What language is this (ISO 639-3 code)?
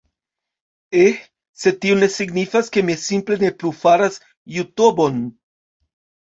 epo